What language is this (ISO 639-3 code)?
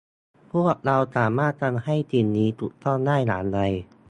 tha